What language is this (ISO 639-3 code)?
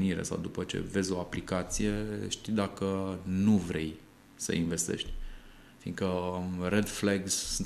ron